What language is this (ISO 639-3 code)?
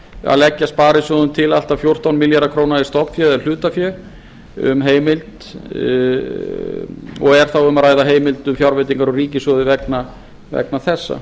isl